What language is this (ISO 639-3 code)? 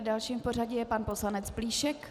ces